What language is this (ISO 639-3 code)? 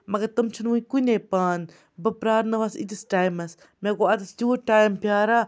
kas